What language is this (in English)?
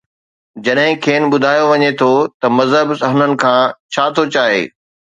Sindhi